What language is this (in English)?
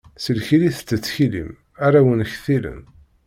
Kabyle